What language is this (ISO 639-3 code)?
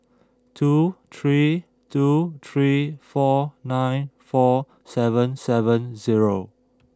eng